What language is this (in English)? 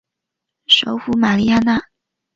Chinese